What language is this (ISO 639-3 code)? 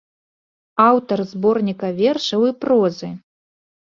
bel